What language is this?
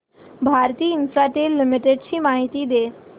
Marathi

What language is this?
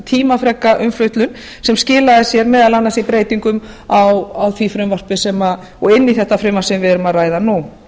Icelandic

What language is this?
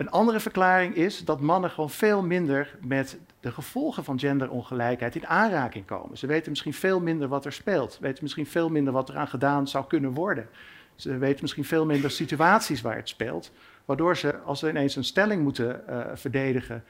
Dutch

